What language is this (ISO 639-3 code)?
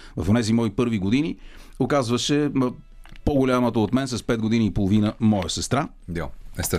bul